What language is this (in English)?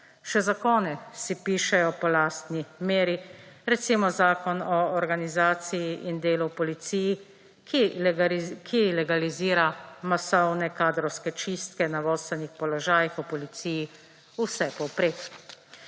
Slovenian